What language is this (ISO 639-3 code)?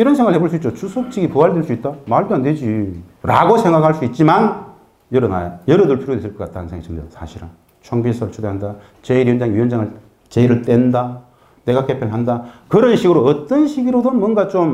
kor